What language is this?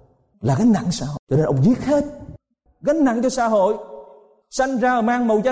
Vietnamese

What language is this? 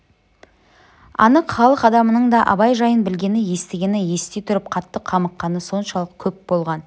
Kazakh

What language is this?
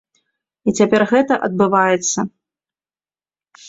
Belarusian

